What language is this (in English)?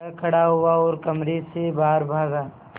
Hindi